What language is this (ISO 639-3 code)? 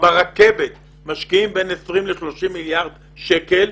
heb